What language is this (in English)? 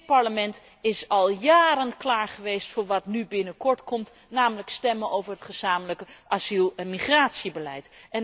Dutch